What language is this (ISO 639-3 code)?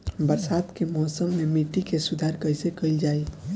bho